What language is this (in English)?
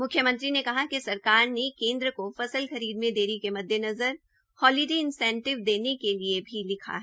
Hindi